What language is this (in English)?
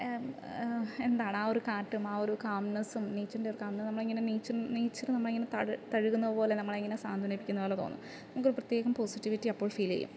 Malayalam